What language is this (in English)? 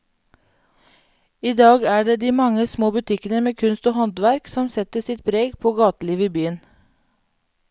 Norwegian